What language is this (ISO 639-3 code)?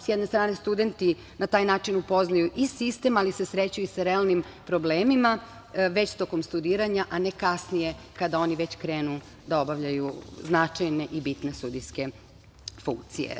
srp